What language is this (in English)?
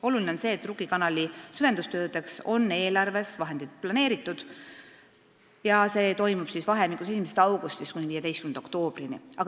Estonian